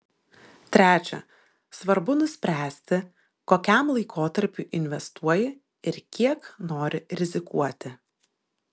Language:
Lithuanian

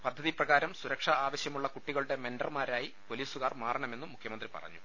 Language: Malayalam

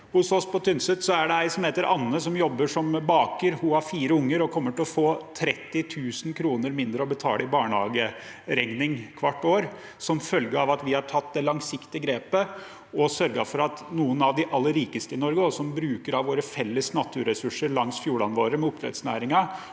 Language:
Norwegian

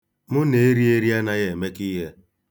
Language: Igbo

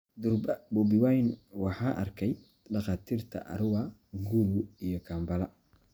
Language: Somali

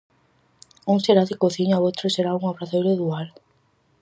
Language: Galician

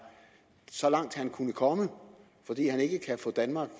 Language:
Danish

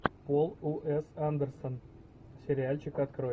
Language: Russian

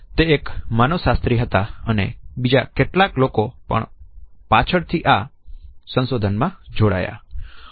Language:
Gujarati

